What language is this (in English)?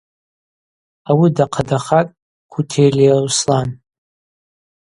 Abaza